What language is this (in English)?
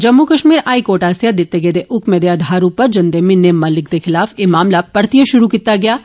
Dogri